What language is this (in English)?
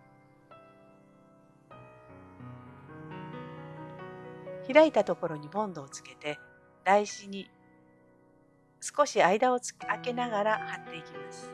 Japanese